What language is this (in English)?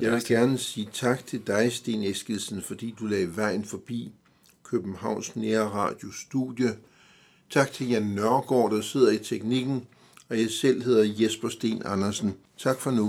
Danish